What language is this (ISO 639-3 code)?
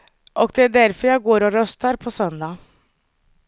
swe